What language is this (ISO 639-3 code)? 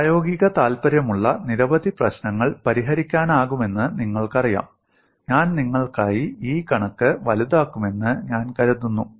mal